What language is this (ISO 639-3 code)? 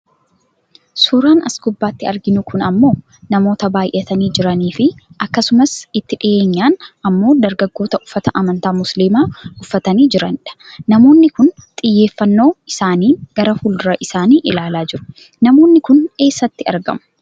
orm